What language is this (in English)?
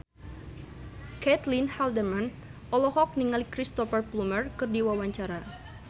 Sundanese